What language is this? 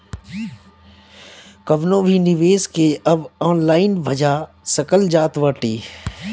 Bhojpuri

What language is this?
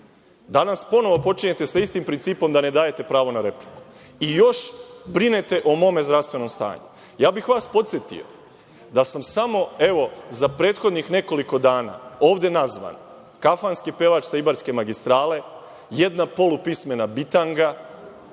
Serbian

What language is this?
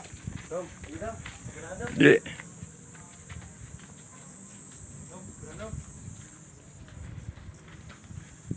Indonesian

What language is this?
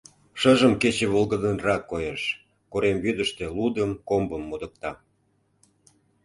Mari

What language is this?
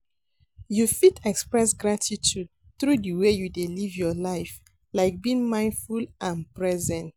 Nigerian Pidgin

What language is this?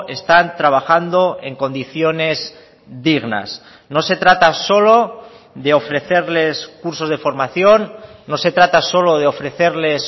Spanish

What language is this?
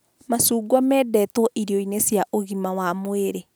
Kikuyu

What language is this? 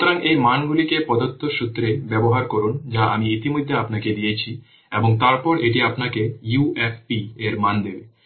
Bangla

